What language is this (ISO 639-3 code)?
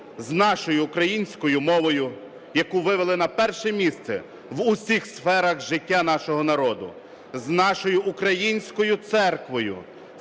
ukr